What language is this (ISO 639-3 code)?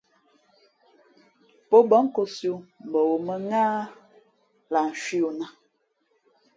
fmp